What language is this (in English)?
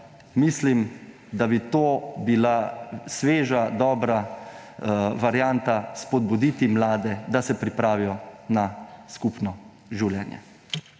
Slovenian